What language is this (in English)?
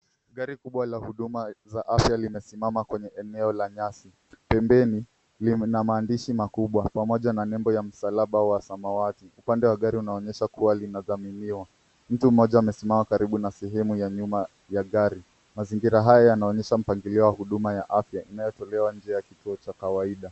Swahili